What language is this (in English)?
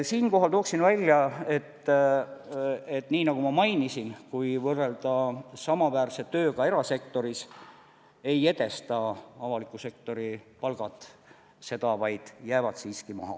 Estonian